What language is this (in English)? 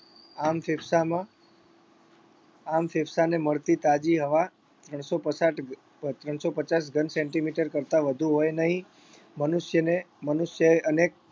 Gujarati